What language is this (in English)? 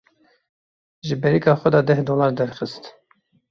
Kurdish